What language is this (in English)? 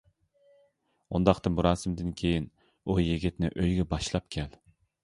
Uyghur